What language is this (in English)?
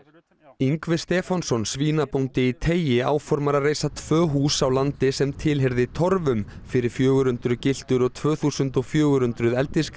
Icelandic